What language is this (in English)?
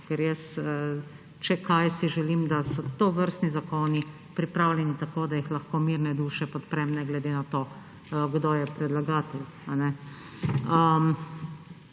Slovenian